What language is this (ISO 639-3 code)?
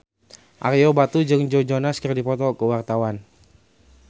sun